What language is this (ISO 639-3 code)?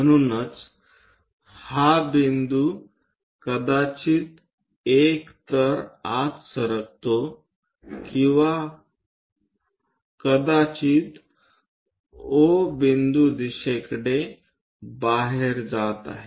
mar